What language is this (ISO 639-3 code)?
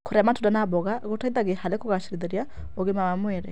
kik